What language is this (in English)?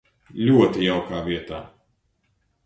Latvian